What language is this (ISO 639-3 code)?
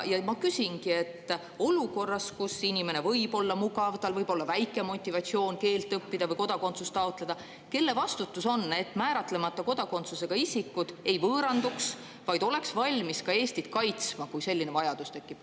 est